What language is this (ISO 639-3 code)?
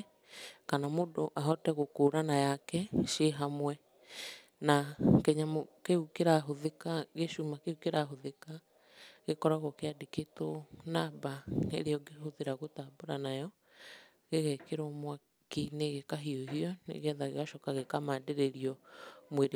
kik